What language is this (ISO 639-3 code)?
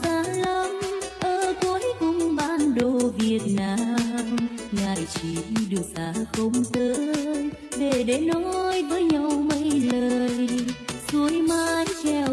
vie